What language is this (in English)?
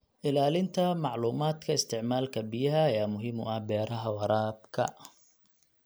Somali